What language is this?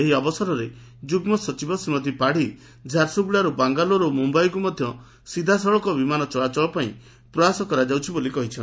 Odia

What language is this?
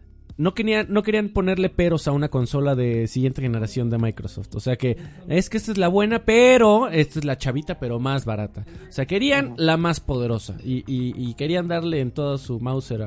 Spanish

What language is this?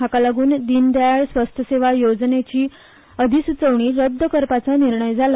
Konkani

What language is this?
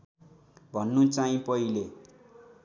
Nepali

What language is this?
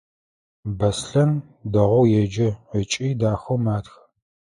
Adyghe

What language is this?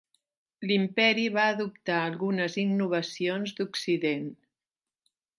Catalan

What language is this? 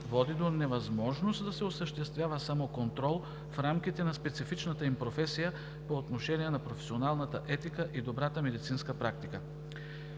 Bulgarian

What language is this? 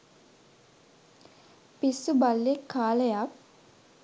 Sinhala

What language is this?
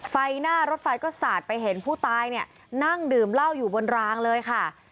Thai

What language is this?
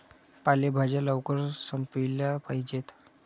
Marathi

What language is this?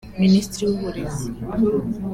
Kinyarwanda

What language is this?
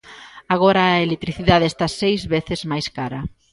Galician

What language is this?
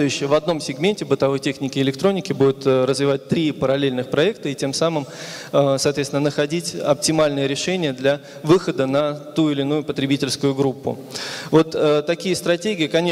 Russian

